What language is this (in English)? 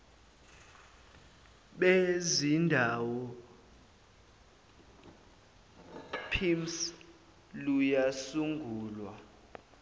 Zulu